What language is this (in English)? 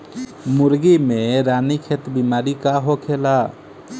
Bhojpuri